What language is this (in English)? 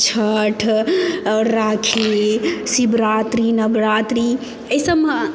Maithili